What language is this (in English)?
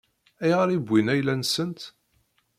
Kabyle